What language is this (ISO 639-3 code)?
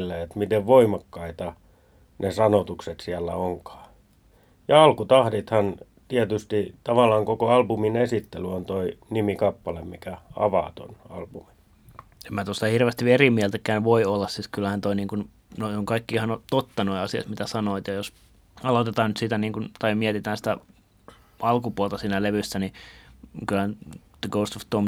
fin